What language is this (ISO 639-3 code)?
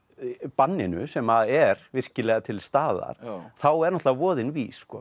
isl